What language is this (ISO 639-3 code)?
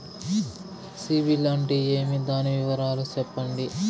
tel